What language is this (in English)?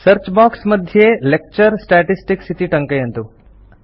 Sanskrit